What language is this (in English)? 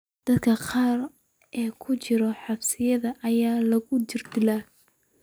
Somali